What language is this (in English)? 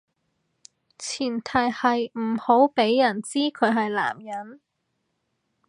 Cantonese